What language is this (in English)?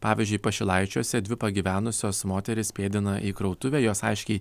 Lithuanian